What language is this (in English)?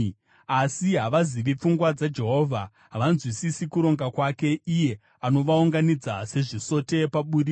Shona